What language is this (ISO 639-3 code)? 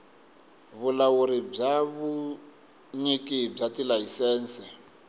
tso